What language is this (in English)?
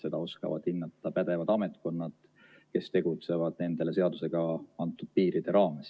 Estonian